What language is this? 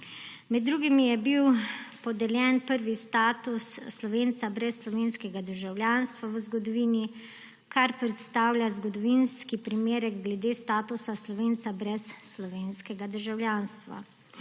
Slovenian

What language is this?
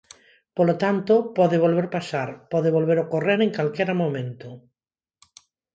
Galician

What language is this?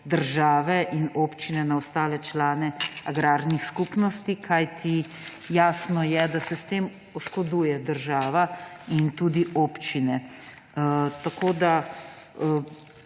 Slovenian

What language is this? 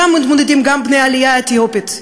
Hebrew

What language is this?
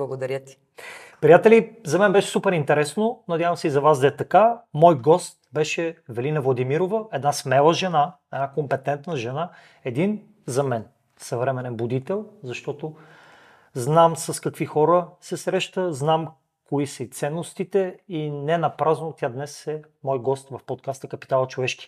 Bulgarian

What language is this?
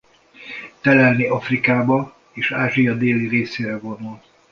Hungarian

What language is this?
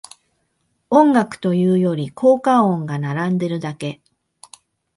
Japanese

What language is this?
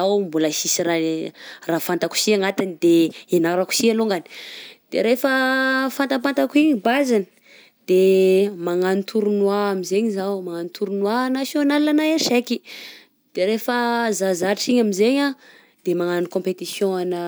Southern Betsimisaraka Malagasy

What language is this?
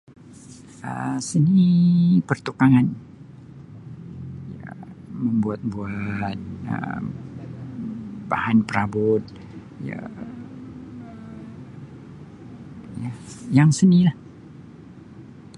Sabah Malay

